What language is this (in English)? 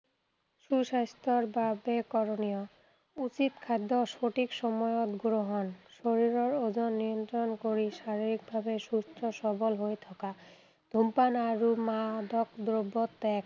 Assamese